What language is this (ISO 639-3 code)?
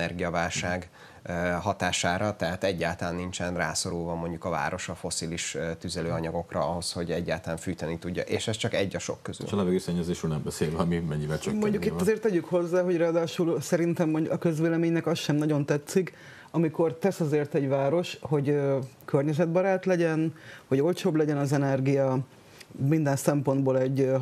hun